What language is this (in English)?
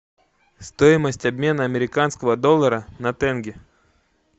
Russian